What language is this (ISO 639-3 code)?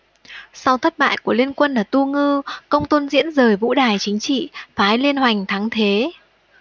vie